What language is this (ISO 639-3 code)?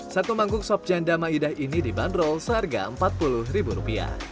ind